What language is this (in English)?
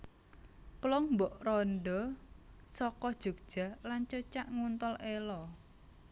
Javanese